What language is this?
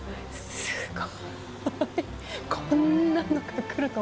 Japanese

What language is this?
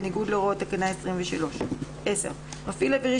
Hebrew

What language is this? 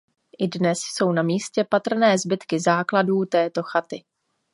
Czech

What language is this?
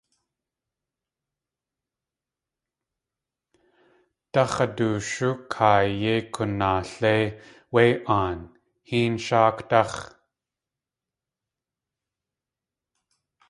Tlingit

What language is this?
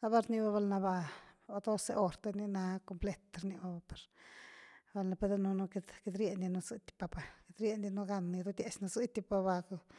Güilá Zapotec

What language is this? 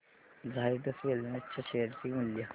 Marathi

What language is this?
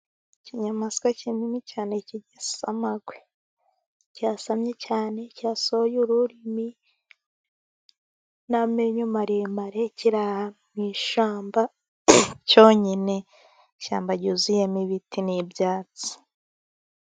Kinyarwanda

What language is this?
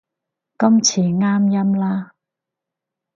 Cantonese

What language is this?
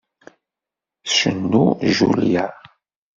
Kabyle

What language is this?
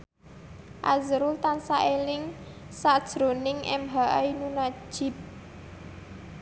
Javanese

